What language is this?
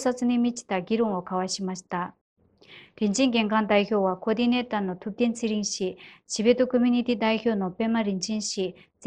Japanese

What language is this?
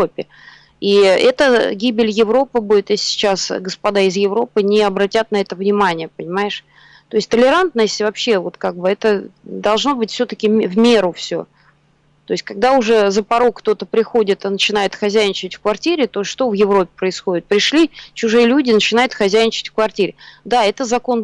Russian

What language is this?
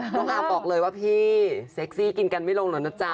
Thai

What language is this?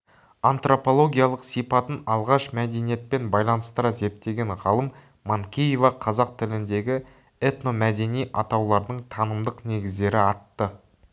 Kazakh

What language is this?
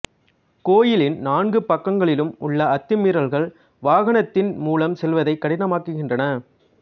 Tamil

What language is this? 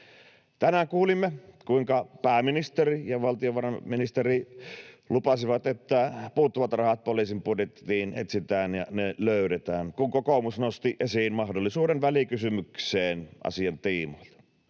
Finnish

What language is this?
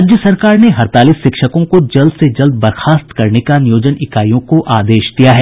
Hindi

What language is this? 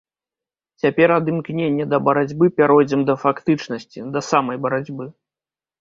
Belarusian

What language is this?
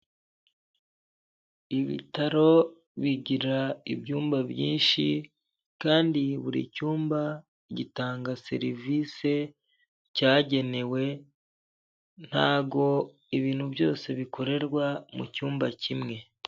Kinyarwanda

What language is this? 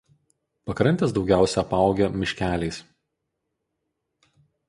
Lithuanian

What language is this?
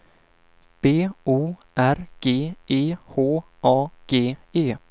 Swedish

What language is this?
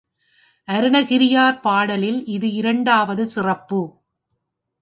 Tamil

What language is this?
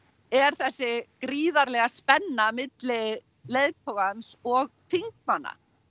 Icelandic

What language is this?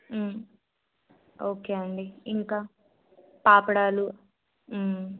Telugu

